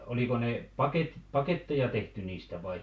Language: Finnish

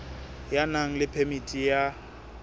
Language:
Southern Sotho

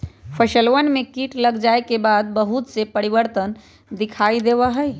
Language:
Magahi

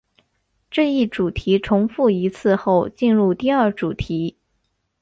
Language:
Chinese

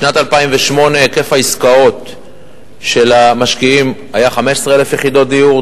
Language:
Hebrew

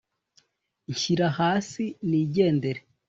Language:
Kinyarwanda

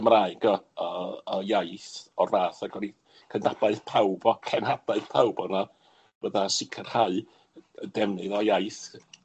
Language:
Welsh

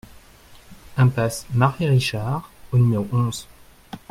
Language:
French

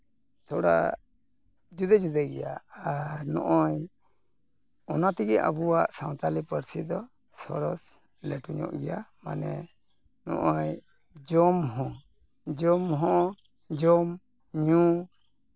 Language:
Santali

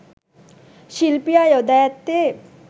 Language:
Sinhala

